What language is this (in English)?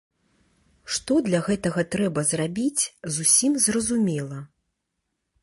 Belarusian